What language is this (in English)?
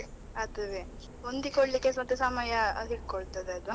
Kannada